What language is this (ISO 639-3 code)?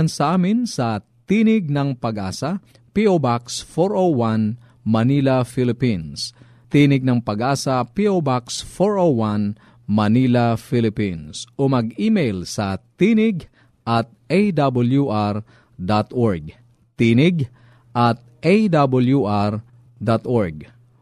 fil